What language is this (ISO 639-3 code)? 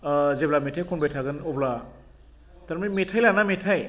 brx